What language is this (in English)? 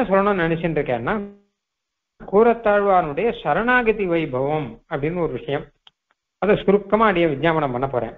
Hindi